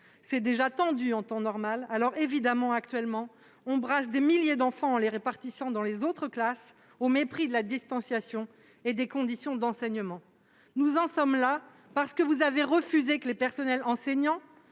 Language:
French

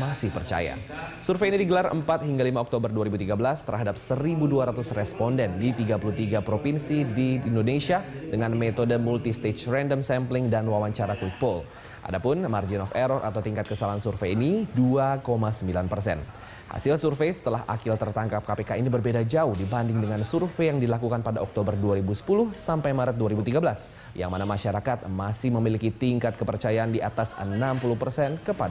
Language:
Indonesian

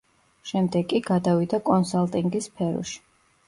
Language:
Georgian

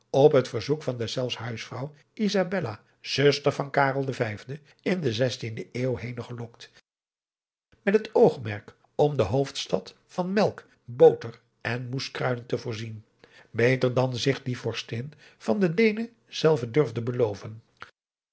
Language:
Dutch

